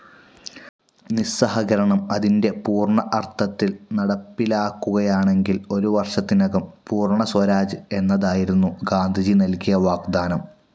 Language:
Malayalam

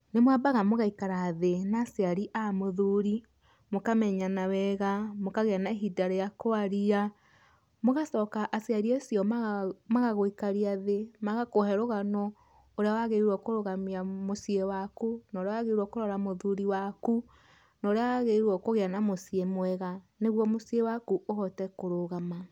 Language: Kikuyu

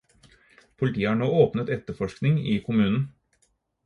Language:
Norwegian Bokmål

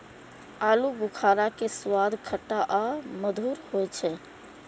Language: Maithili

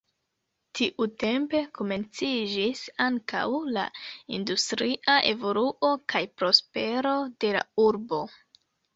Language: Esperanto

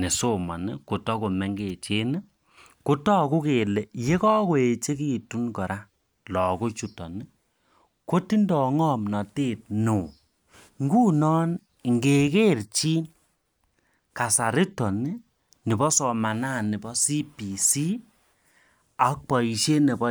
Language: Kalenjin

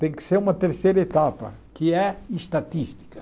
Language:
Portuguese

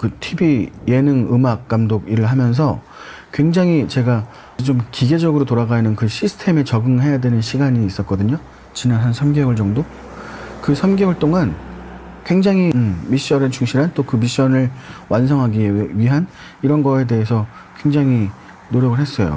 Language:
Korean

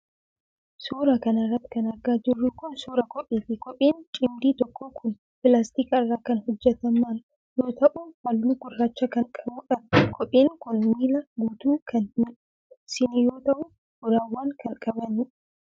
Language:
Oromo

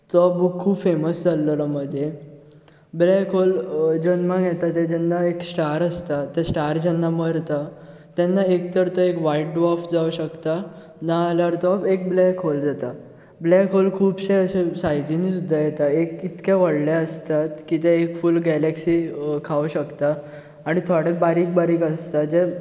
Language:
Konkani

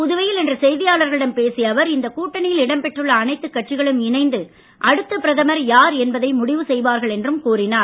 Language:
Tamil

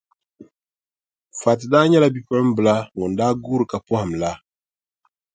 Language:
Dagbani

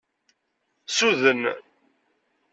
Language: Kabyle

